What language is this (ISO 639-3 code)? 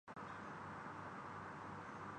urd